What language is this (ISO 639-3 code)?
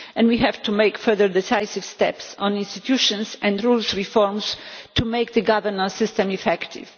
eng